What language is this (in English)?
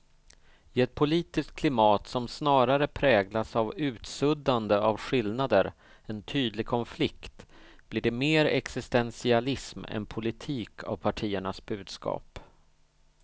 Swedish